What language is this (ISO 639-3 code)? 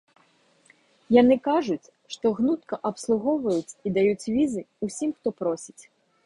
bel